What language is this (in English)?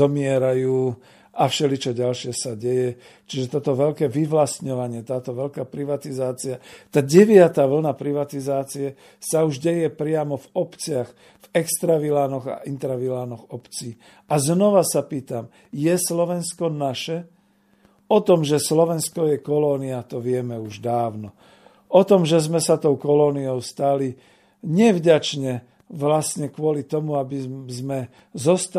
Slovak